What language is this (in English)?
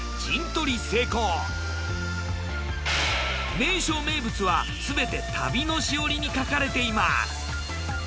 Japanese